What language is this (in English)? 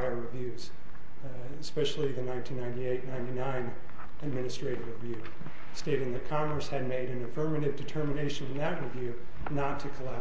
English